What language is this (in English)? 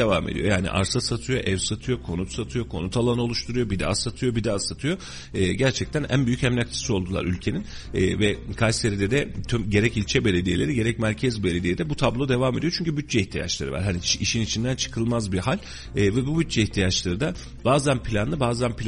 Turkish